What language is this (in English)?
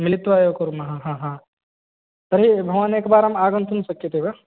Sanskrit